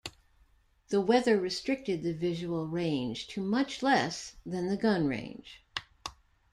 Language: English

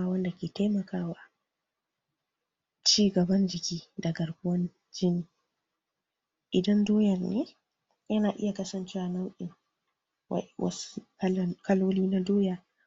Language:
Hausa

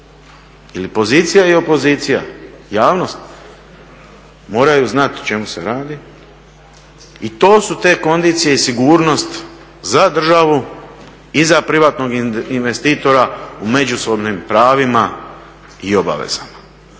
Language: Croatian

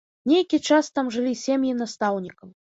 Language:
Belarusian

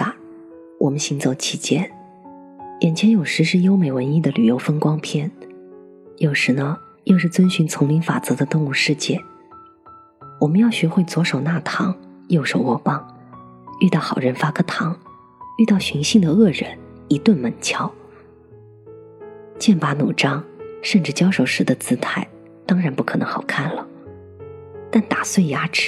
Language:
Chinese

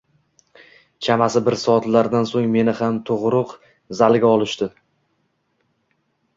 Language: Uzbek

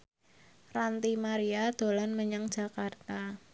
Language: Javanese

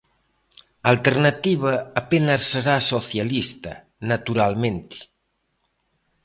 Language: Galician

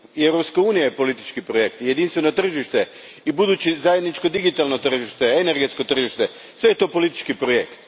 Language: Croatian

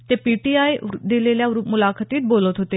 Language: Marathi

